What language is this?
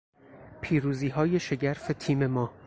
Persian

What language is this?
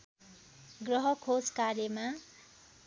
Nepali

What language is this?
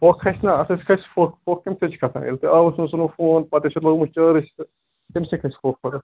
Kashmiri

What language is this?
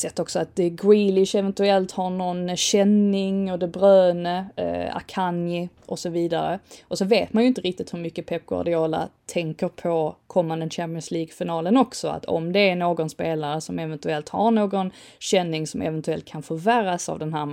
Swedish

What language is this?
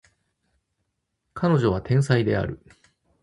Japanese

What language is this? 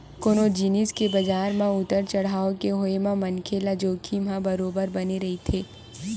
Chhattisgarhi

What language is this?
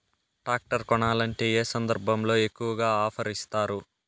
Telugu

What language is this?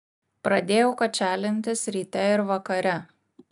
Lithuanian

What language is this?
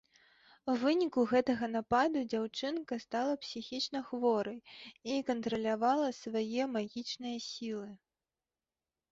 Belarusian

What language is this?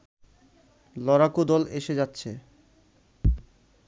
Bangla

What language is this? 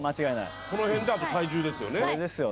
Japanese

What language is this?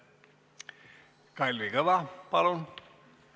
Estonian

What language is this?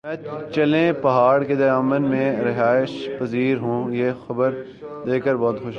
Urdu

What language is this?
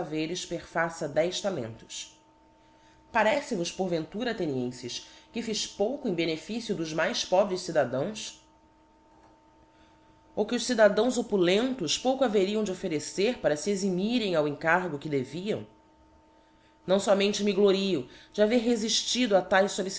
Portuguese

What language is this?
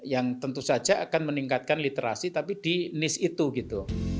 Indonesian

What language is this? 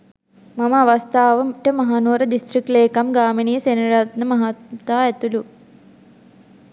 Sinhala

